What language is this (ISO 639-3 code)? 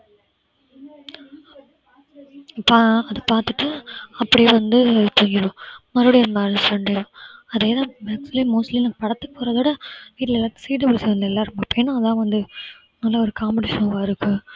tam